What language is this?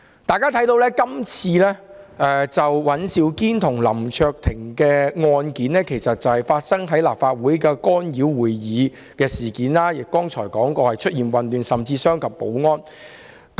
Cantonese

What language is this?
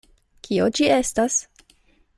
Esperanto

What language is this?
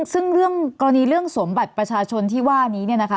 Thai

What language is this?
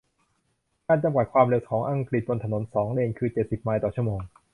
Thai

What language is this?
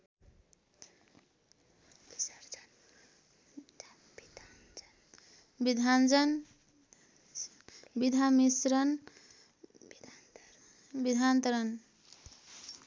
Nepali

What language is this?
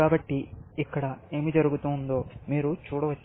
Telugu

